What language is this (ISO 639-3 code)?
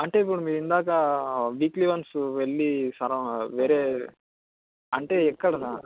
tel